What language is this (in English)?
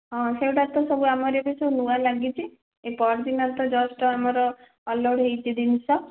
Odia